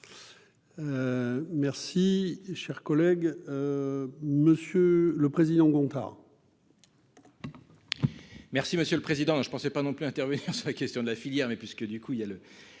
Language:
French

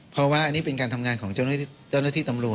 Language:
Thai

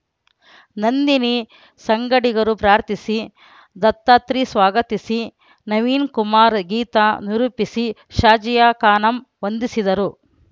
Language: Kannada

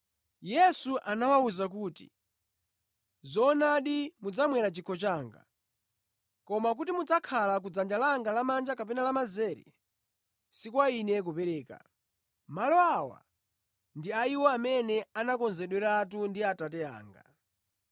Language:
Nyanja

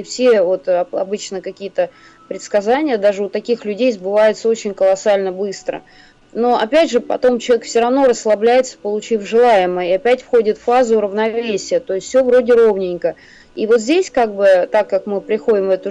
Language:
Russian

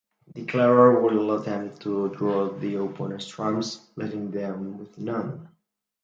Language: English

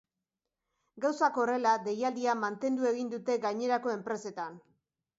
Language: Basque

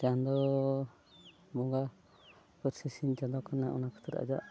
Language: Santali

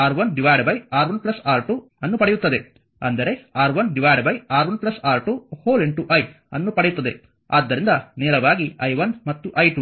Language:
Kannada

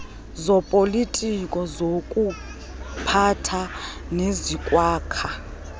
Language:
Xhosa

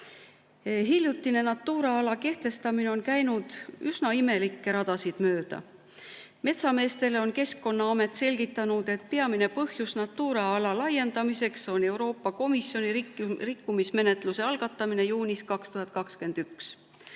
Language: Estonian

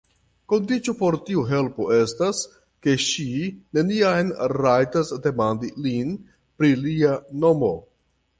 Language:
Esperanto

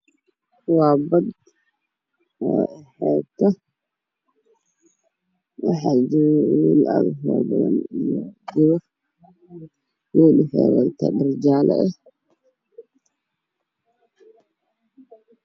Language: Somali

